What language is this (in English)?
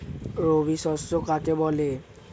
Bangla